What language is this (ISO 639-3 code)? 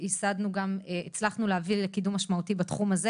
heb